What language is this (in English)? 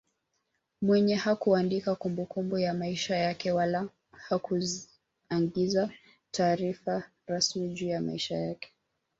Swahili